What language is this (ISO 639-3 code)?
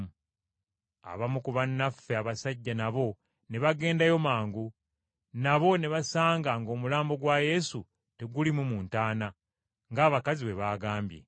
lug